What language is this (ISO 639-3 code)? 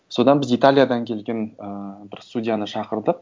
kaz